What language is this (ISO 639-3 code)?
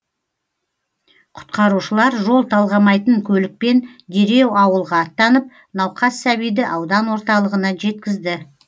kaz